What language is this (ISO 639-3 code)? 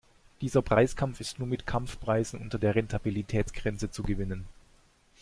deu